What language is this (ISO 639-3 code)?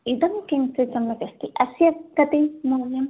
san